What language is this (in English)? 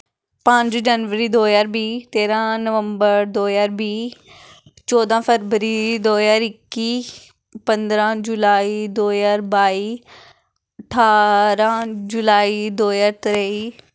Dogri